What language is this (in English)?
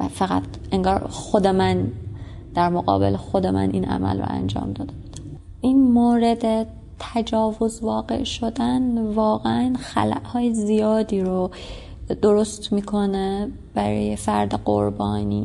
Persian